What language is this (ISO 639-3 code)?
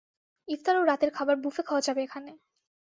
ben